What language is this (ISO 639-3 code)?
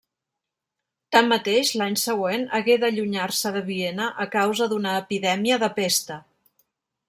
cat